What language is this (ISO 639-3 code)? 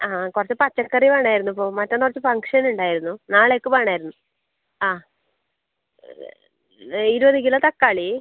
mal